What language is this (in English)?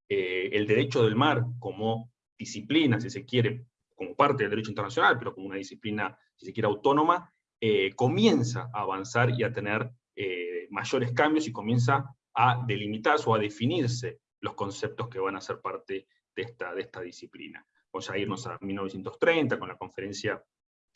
Spanish